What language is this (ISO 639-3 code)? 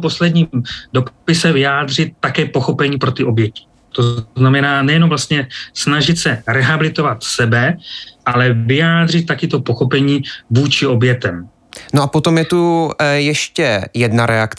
ces